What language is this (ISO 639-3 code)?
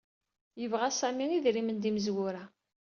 kab